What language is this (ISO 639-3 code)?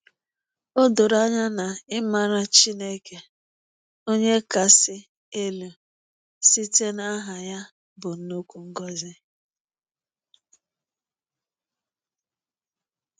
ibo